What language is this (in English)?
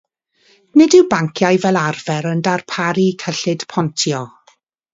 Welsh